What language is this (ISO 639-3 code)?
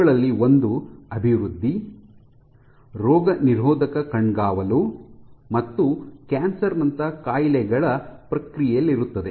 kan